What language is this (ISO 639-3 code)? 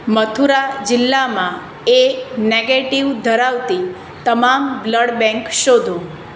guj